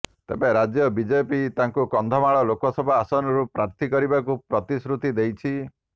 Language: Odia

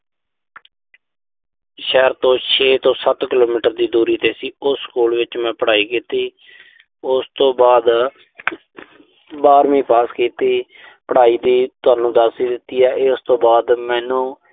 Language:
Punjabi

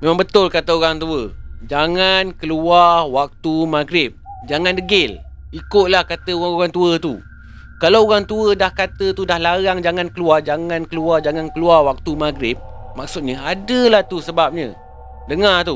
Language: Malay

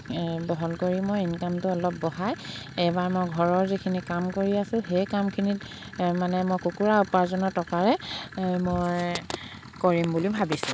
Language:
Assamese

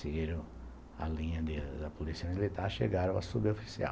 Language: Portuguese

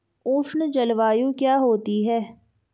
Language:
Hindi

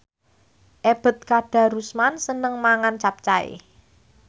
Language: Javanese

